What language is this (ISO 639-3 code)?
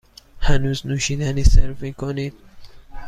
fas